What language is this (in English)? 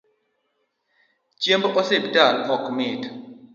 Luo (Kenya and Tanzania)